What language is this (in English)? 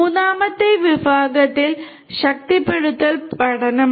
Malayalam